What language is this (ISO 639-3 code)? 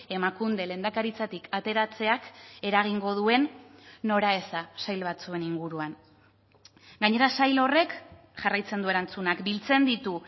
eus